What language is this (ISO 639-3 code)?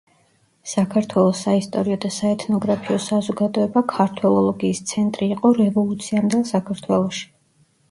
kat